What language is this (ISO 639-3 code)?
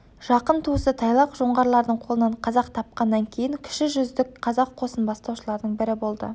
kaz